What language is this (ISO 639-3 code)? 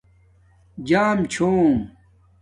dmk